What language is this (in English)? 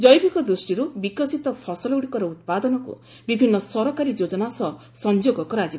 Odia